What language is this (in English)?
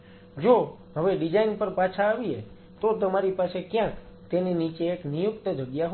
Gujarati